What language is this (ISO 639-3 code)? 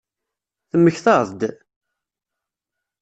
kab